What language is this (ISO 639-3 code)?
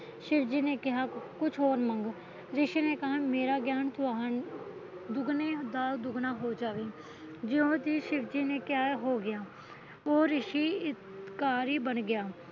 pan